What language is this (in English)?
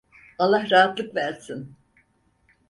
Turkish